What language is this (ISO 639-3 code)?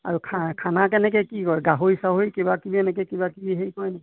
asm